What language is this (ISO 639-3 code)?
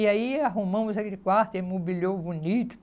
por